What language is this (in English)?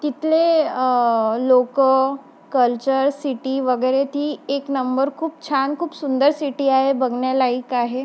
Marathi